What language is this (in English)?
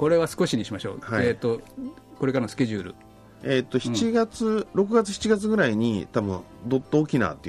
Japanese